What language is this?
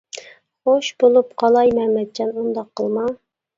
Uyghur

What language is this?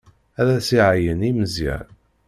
Kabyle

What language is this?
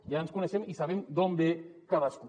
Catalan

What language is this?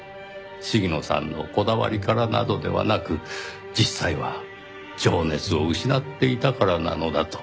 Japanese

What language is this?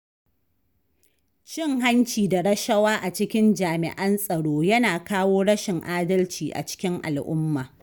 Hausa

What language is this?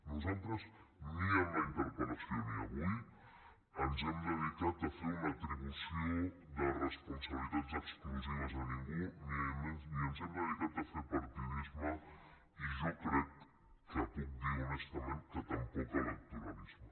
Catalan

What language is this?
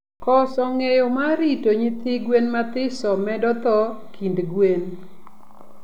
Luo (Kenya and Tanzania)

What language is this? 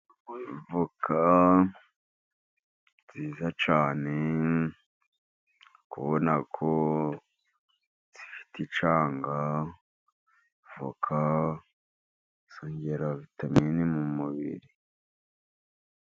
Kinyarwanda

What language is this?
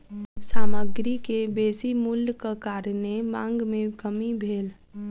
Maithili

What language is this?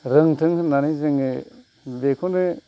Bodo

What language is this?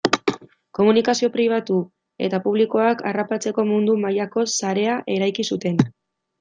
Basque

